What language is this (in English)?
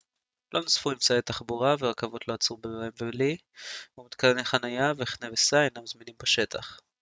Hebrew